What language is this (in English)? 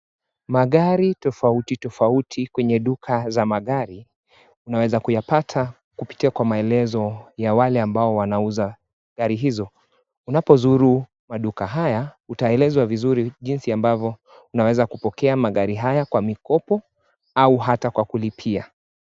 Swahili